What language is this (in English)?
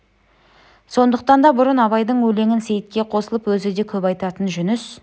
Kazakh